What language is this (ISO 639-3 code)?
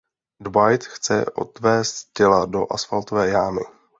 ces